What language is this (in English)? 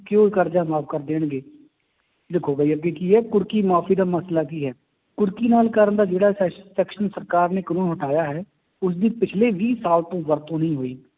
Punjabi